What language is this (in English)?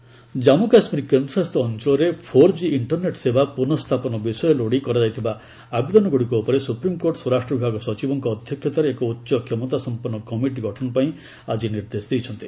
Odia